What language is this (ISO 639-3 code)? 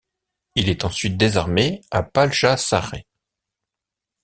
fra